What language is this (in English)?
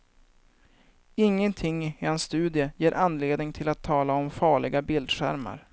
Swedish